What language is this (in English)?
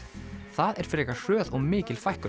Icelandic